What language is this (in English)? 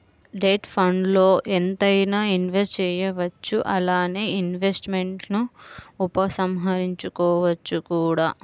Telugu